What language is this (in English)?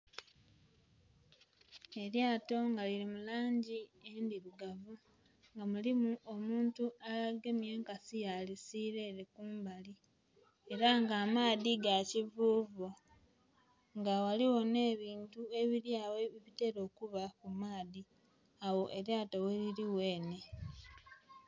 Soga